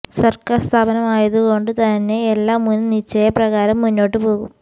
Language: Malayalam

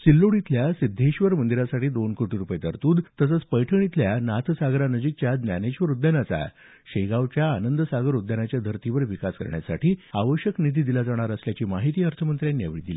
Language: Marathi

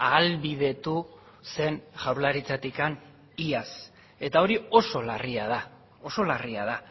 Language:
Basque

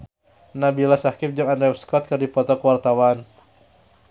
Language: Sundanese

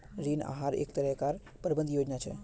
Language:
Magahi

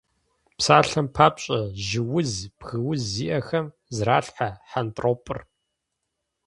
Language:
Kabardian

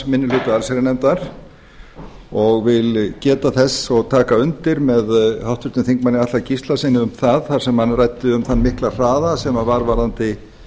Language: Icelandic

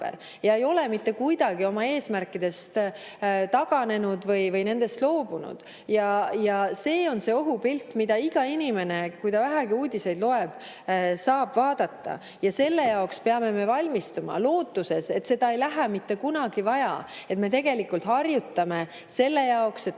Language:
Estonian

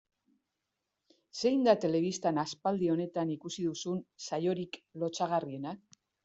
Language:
Basque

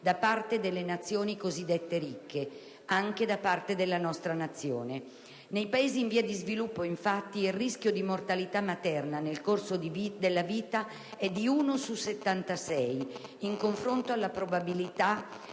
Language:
Italian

